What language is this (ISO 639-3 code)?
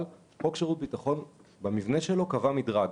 heb